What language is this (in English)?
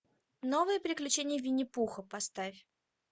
Russian